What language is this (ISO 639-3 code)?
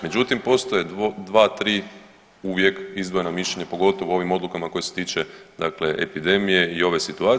hrv